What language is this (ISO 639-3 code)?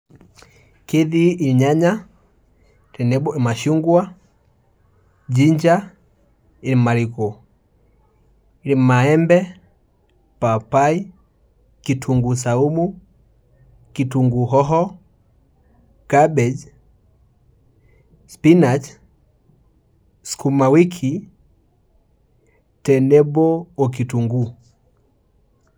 mas